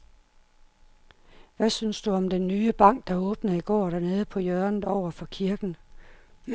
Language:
Danish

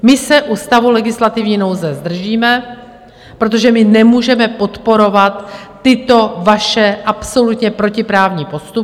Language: Czech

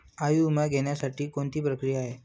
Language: Marathi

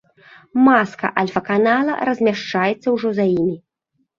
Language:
Belarusian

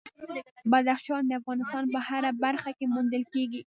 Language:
Pashto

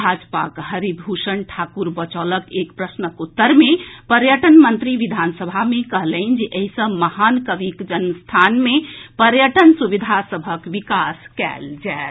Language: Maithili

